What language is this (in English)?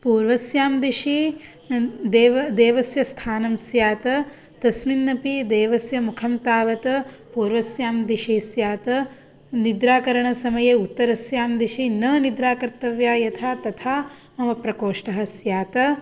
Sanskrit